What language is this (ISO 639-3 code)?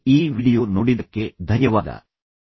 kan